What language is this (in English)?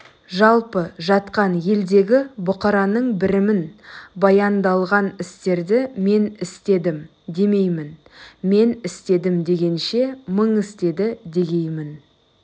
Kazakh